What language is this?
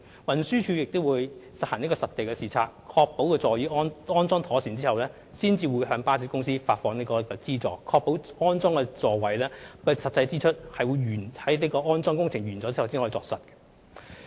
Cantonese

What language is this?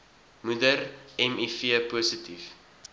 Afrikaans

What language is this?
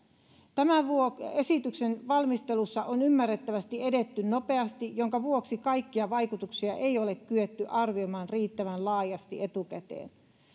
Finnish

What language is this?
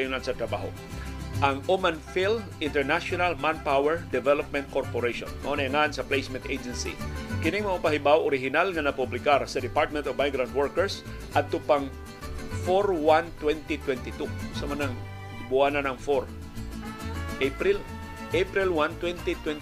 Filipino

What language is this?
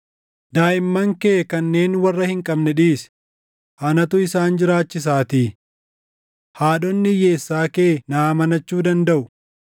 Oromo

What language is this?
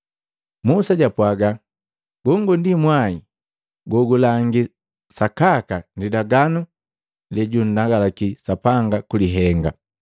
Matengo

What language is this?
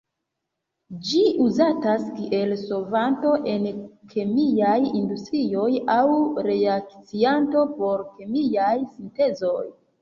Esperanto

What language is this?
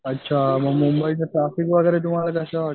Marathi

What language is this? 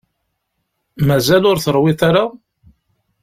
Kabyle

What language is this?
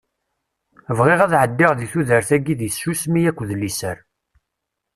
Kabyle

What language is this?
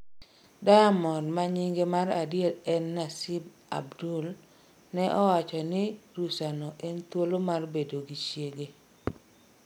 Luo (Kenya and Tanzania)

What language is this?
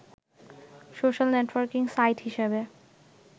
Bangla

